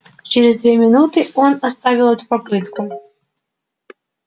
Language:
Russian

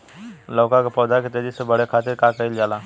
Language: Bhojpuri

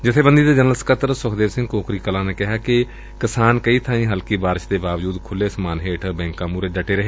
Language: Punjabi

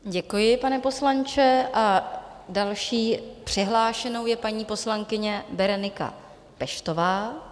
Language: Czech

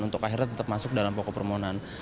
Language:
Indonesian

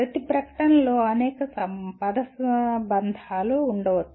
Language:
Telugu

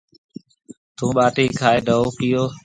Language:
Marwari (Pakistan)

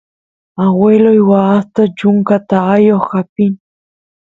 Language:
Santiago del Estero Quichua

